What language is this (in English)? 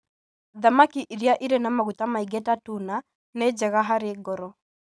Kikuyu